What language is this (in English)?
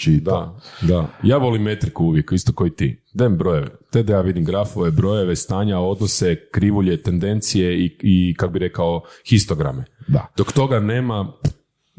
Croatian